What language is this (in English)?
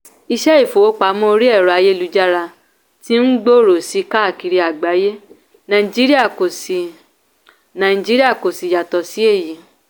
Yoruba